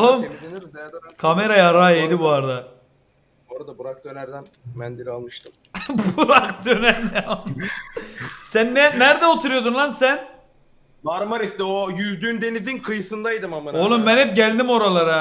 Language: Turkish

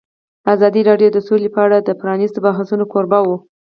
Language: Pashto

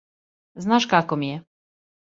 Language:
Serbian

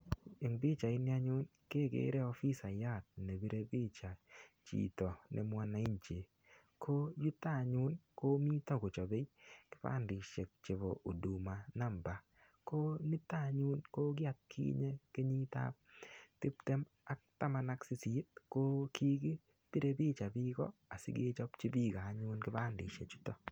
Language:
Kalenjin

